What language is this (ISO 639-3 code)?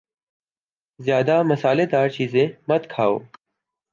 urd